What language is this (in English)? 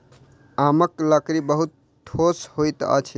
Maithili